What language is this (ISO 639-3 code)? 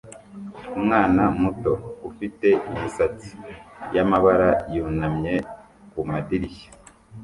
kin